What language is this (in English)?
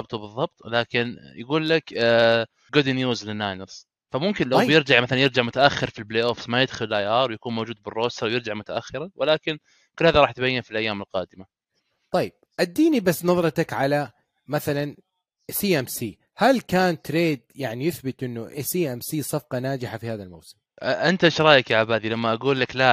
Arabic